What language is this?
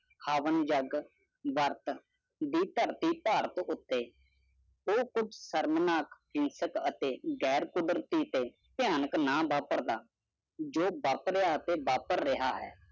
Punjabi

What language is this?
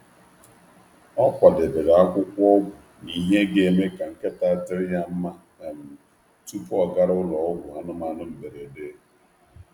Igbo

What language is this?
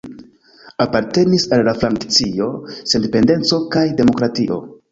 Esperanto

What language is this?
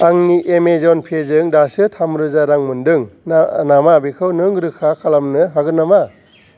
Bodo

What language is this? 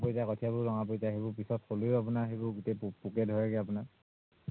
Assamese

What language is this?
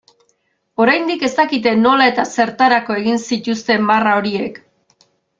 Basque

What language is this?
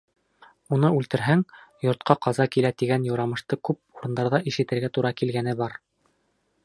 Bashkir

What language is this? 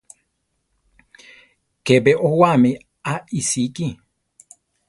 Central Tarahumara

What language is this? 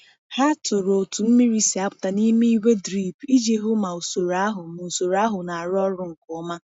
Igbo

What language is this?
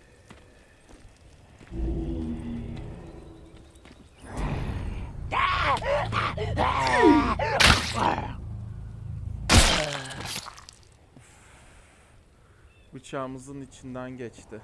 Turkish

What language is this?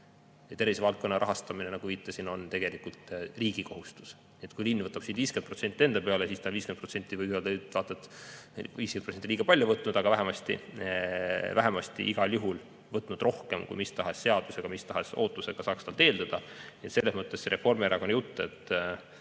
Estonian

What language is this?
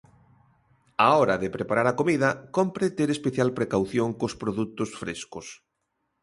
Galician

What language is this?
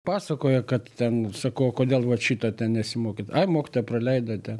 Lithuanian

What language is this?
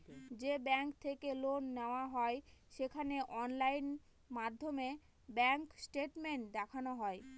Bangla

